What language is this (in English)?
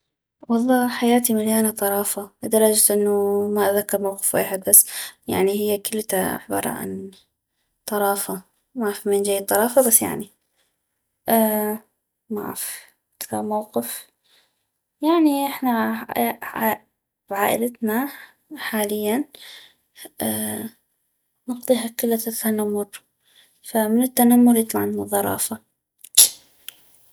North Mesopotamian Arabic